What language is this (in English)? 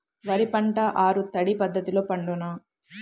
Telugu